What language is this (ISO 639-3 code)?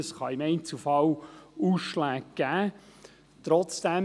gsw